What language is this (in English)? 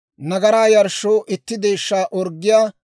Dawro